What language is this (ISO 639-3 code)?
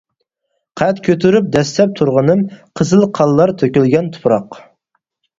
uig